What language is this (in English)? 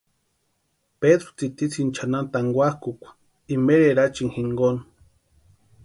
Western Highland Purepecha